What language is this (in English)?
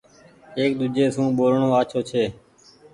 Goaria